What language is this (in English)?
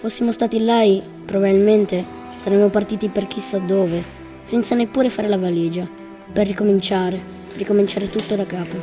Italian